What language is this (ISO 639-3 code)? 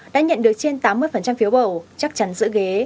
vie